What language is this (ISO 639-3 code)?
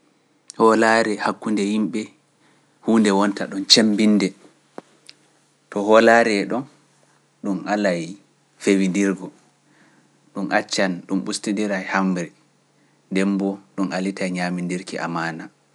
fuf